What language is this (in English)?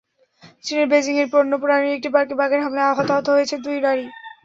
Bangla